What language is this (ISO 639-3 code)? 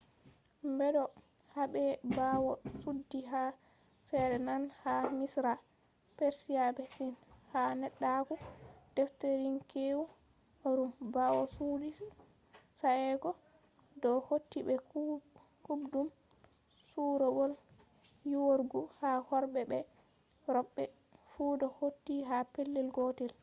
ful